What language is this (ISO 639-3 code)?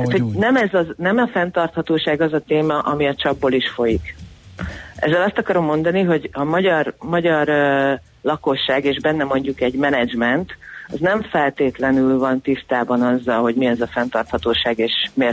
hun